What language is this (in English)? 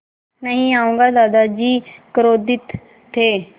Hindi